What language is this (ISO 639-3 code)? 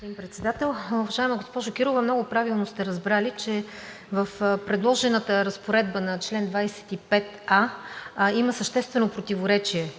bul